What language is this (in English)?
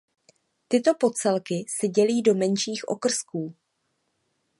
Czech